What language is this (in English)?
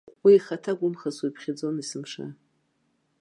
Abkhazian